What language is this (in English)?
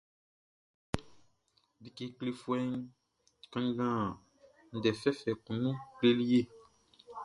Baoulé